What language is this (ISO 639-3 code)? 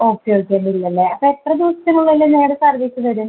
mal